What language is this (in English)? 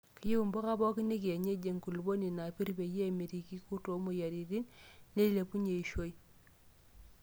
Masai